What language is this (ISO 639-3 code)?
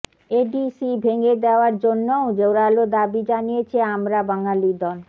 ben